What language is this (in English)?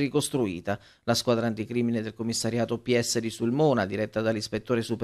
Italian